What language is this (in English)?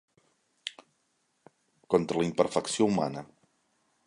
Catalan